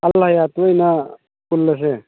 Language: Manipuri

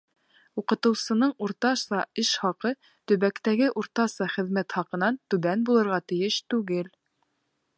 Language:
Bashkir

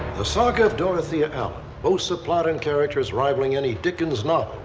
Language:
English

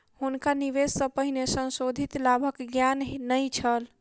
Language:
Maithili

